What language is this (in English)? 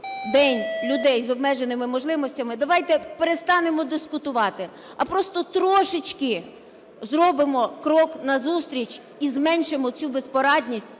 Ukrainian